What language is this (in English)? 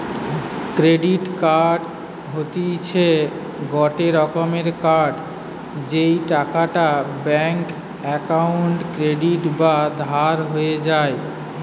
Bangla